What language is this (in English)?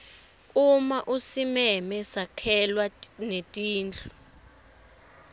Swati